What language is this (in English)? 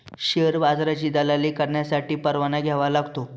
Marathi